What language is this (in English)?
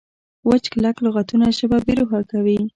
Pashto